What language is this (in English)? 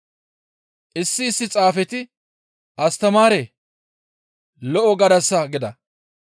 Gamo